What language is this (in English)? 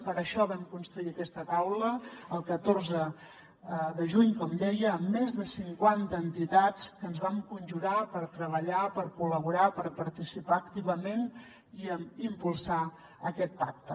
Catalan